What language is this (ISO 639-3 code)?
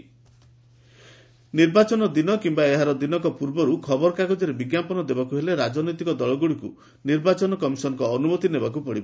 ori